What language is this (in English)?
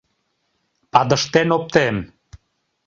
Mari